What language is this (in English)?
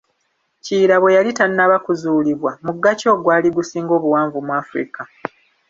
Ganda